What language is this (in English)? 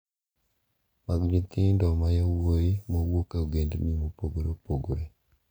Luo (Kenya and Tanzania)